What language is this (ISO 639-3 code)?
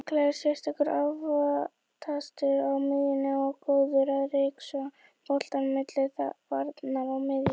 isl